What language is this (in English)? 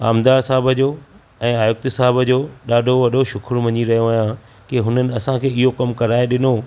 Sindhi